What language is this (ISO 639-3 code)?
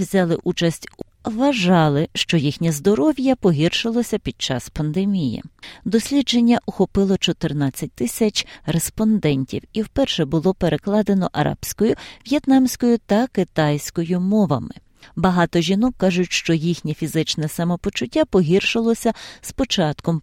ukr